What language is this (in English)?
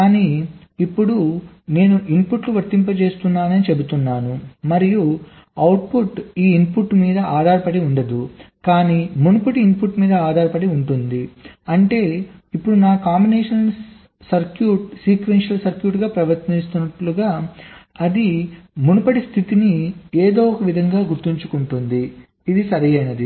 Telugu